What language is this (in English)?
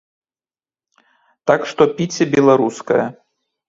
Belarusian